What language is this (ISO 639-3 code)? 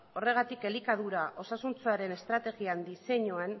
eus